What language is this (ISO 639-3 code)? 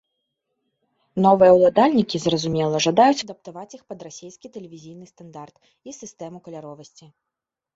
bel